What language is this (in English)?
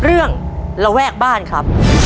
Thai